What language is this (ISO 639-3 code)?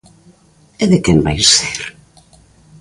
glg